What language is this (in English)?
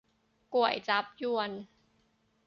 Thai